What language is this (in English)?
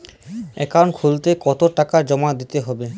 Bangla